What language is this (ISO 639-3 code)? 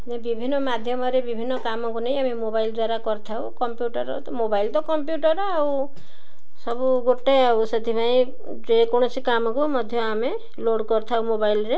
ori